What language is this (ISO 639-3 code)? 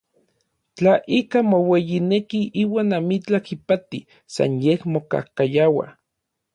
nlv